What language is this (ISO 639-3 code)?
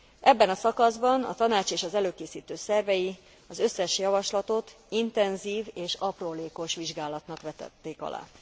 hun